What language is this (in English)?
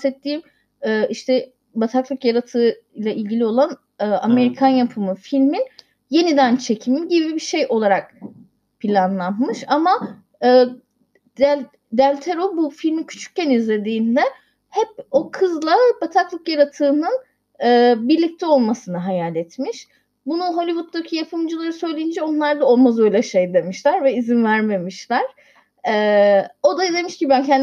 Turkish